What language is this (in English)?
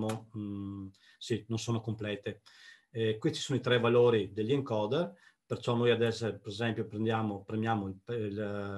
Italian